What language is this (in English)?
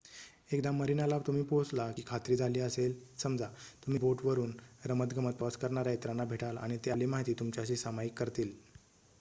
Marathi